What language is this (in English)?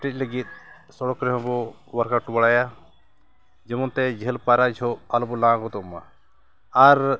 Santali